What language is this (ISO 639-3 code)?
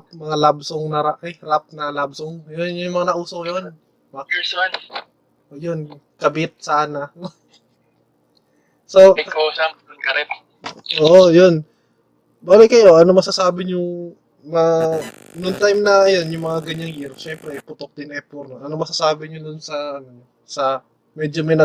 fil